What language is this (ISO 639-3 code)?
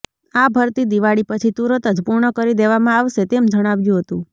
guj